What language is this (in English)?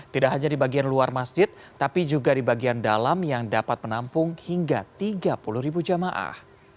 Indonesian